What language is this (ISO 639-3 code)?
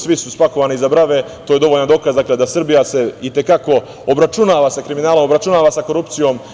srp